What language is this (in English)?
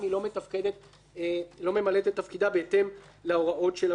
Hebrew